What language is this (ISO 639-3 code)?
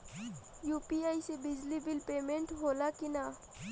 bho